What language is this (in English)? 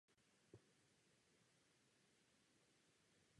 Czech